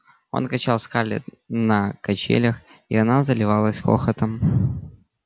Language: Russian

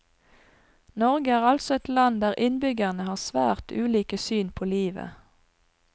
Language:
Norwegian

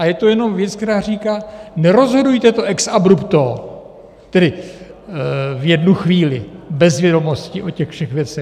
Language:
Czech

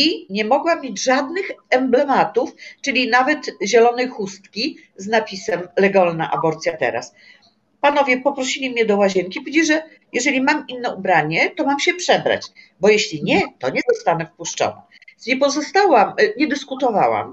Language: Polish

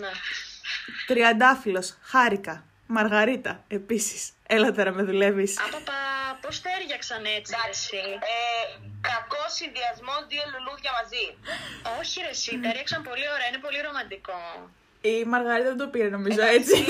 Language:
Greek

